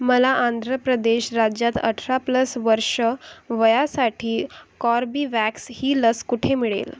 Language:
Marathi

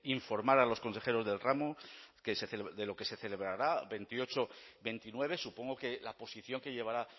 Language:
Spanish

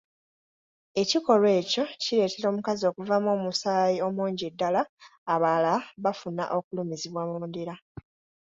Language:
Ganda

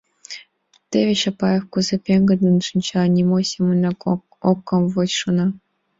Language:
Mari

